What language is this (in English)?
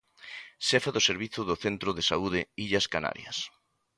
Galician